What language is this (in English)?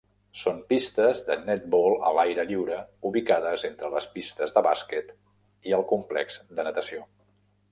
Catalan